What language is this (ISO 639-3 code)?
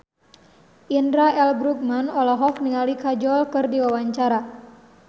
sun